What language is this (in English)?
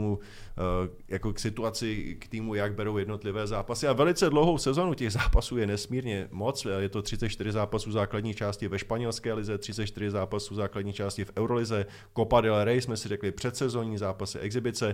Czech